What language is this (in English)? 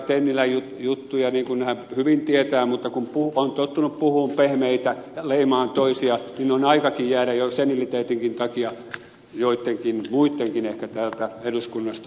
Finnish